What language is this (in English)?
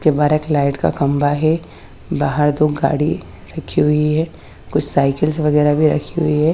Hindi